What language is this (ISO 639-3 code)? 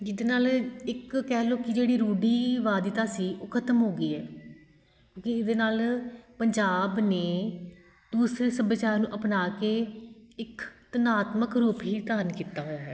pan